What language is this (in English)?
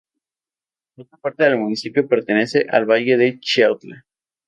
Spanish